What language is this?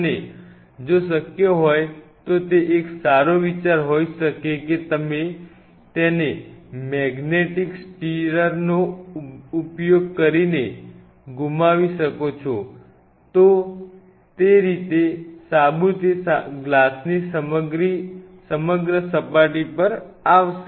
Gujarati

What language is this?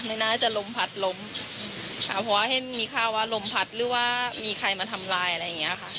Thai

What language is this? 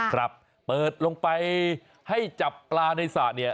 Thai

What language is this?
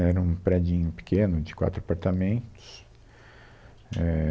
Portuguese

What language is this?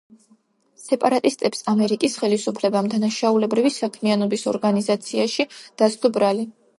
Georgian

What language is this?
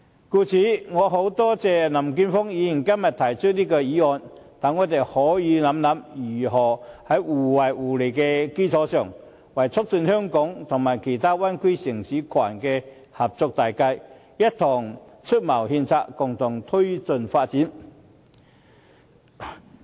Cantonese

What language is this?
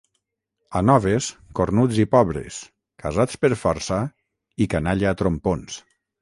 Catalan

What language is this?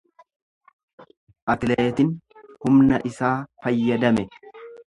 Oromo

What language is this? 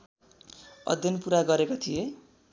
Nepali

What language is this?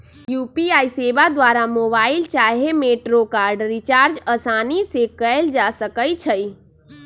Magahi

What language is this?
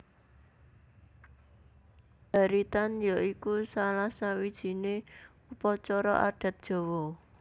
Javanese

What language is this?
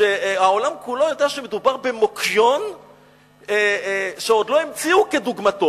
Hebrew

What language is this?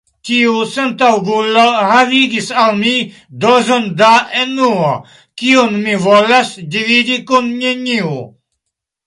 Esperanto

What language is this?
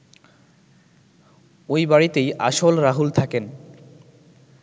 Bangla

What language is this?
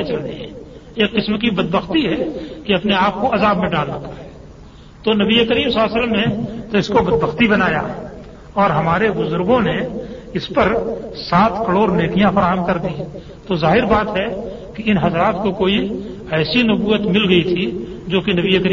Urdu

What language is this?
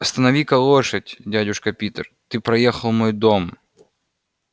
Russian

